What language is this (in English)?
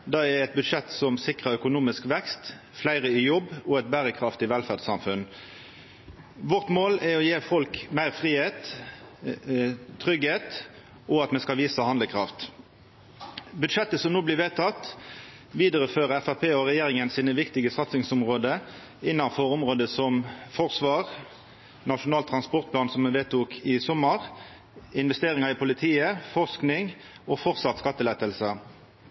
Norwegian Nynorsk